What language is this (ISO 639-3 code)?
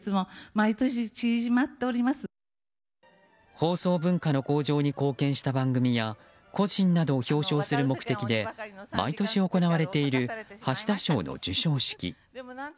jpn